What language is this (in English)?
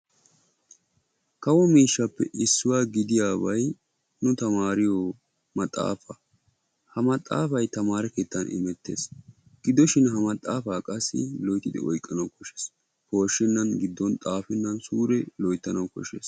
Wolaytta